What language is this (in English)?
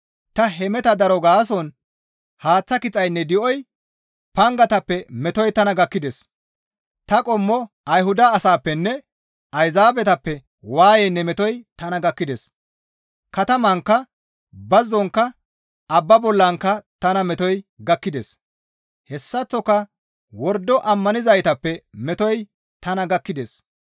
Gamo